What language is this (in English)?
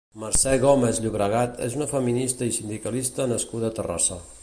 Catalan